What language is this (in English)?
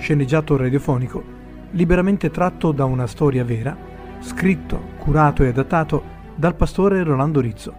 Italian